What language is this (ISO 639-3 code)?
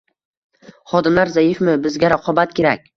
uzb